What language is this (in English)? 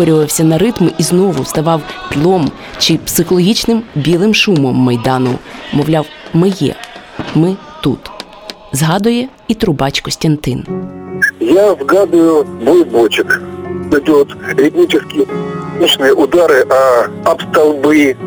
Ukrainian